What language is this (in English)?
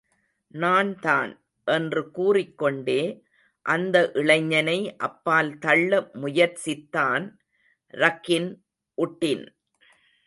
Tamil